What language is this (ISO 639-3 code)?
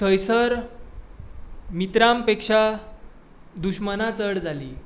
kok